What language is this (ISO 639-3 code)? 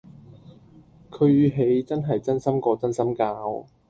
yue